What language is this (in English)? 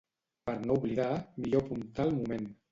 Catalan